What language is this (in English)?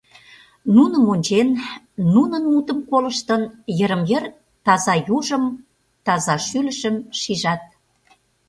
Mari